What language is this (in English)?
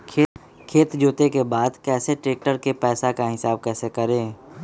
Magahi